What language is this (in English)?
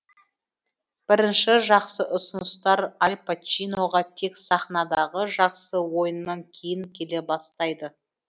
Kazakh